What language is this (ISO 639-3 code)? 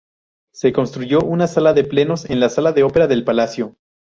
spa